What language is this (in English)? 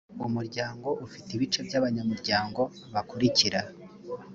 Kinyarwanda